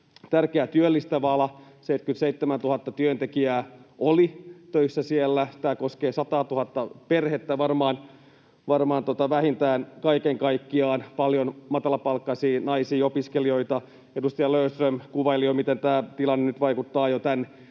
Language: Finnish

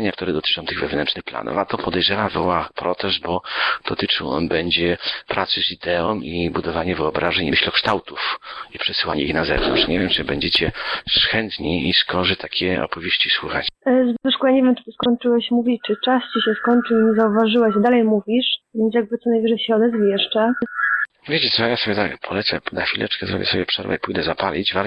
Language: Polish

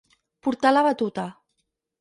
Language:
Catalan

